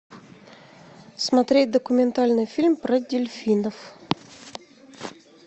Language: Russian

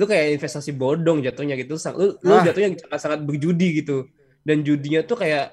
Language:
Indonesian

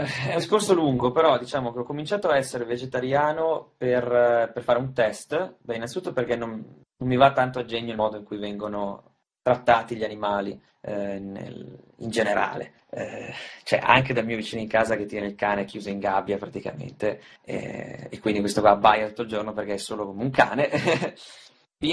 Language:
Italian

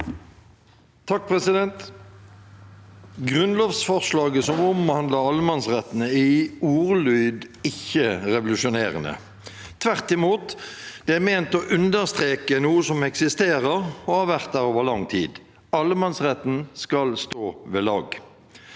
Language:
Norwegian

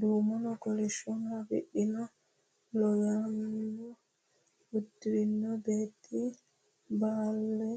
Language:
Sidamo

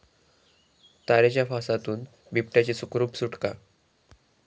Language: Marathi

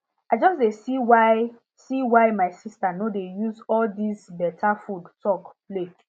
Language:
Nigerian Pidgin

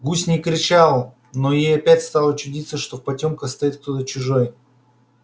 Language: Russian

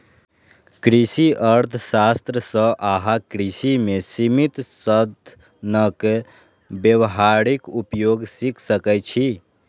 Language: Maithili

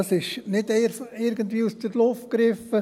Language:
Swiss German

